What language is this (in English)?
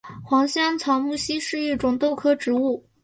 Chinese